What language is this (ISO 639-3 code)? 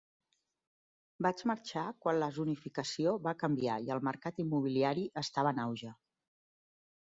cat